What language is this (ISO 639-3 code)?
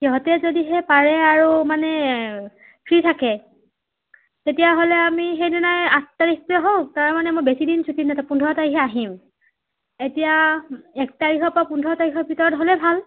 asm